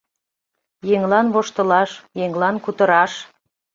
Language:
Mari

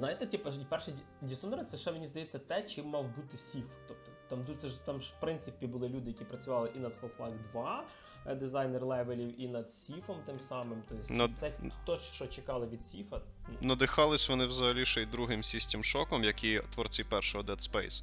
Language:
Ukrainian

